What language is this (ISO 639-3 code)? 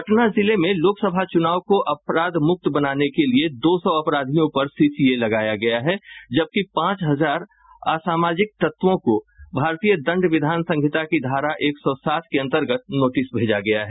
hin